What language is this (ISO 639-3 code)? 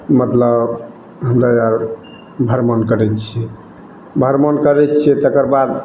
mai